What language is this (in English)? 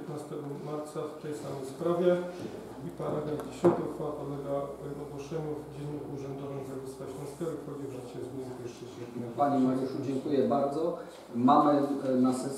Polish